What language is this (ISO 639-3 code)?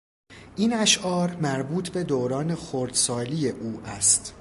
fas